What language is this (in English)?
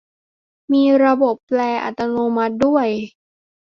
Thai